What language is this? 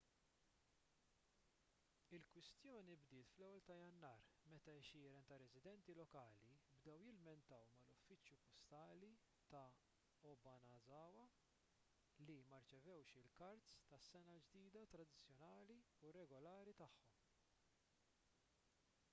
Maltese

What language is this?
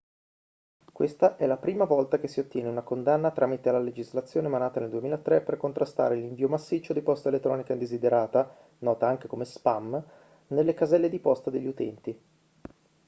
Italian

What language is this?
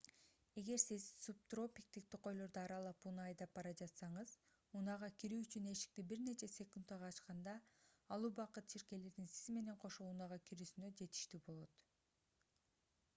Kyrgyz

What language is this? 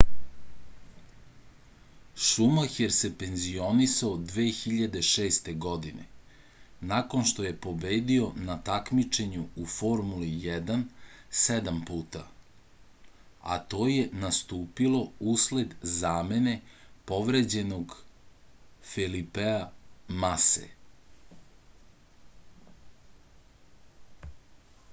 Serbian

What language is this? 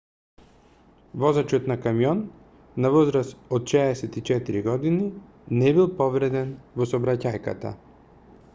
Macedonian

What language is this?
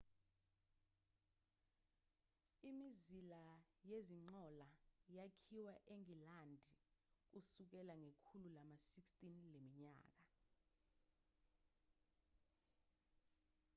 Zulu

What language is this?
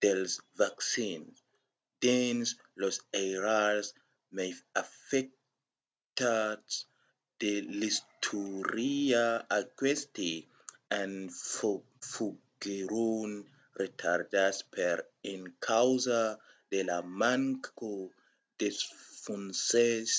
Occitan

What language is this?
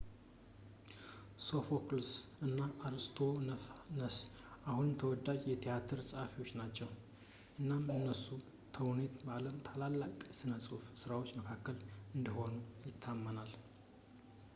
Amharic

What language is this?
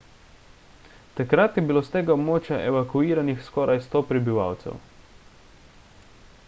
Slovenian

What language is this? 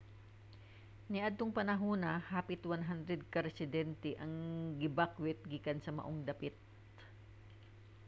Cebuano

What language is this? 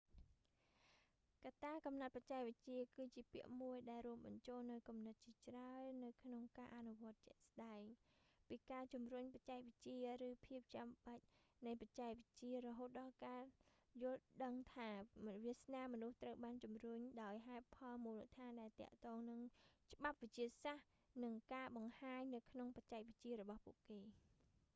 Khmer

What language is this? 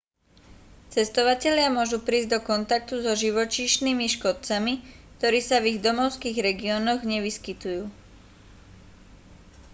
Slovak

